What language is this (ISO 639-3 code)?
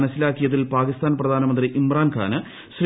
mal